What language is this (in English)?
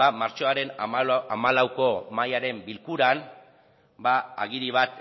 Basque